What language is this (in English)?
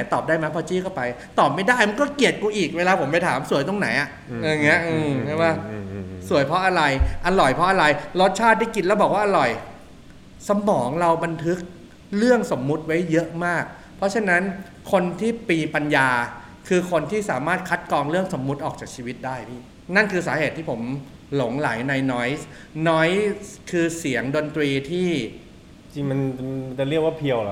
Thai